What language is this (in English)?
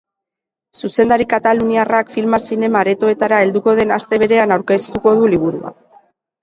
Basque